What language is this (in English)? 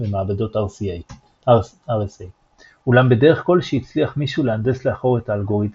Hebrew